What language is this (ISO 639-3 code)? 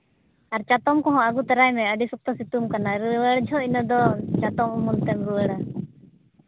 sat